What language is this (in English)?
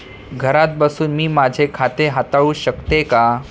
Marathi